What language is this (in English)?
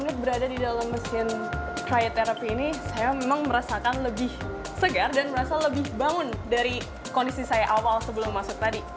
Indonesian